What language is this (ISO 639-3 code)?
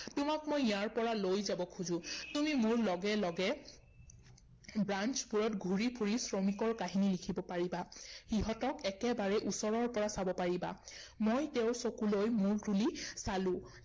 asm